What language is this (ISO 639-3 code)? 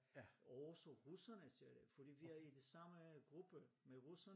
dan